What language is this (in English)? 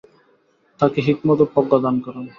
Bangla